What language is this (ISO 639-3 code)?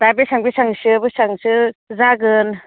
brx